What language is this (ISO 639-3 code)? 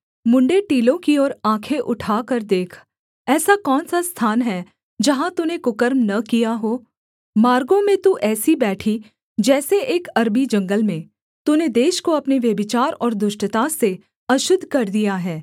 hin